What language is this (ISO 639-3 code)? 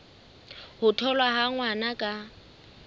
sot